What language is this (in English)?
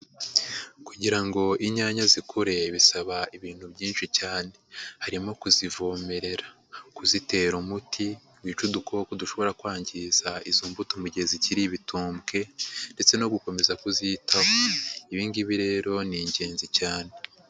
Kinyarwanda